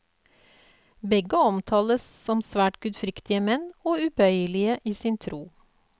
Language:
Norwegian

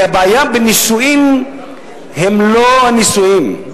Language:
Hebrew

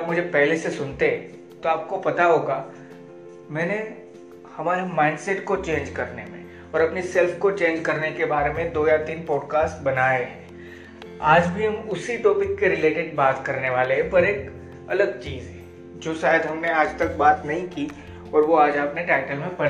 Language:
Hindi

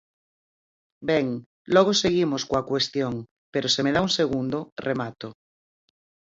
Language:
Galician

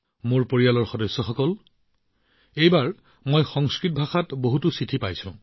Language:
Assamese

